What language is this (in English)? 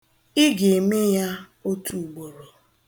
Igbo